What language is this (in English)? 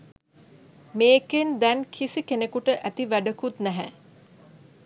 Sinhala